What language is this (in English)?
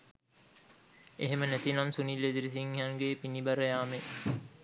Sinhala